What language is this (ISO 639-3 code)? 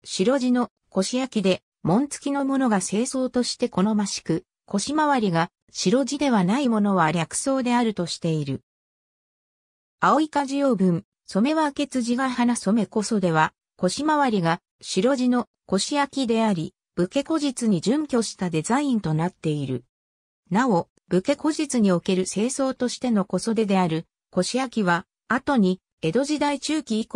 jpn